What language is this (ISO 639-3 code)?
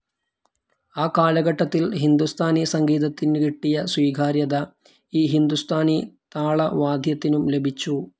mal